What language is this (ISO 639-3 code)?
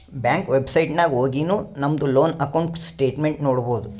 kan